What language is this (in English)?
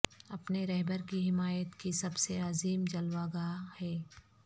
Urdu